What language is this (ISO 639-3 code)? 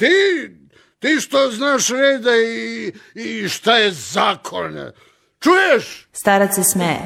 hrv